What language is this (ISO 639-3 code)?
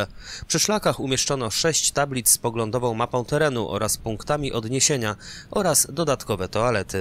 pol